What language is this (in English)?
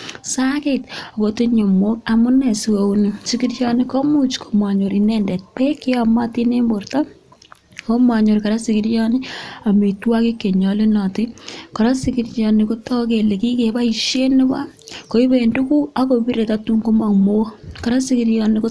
Kalenjin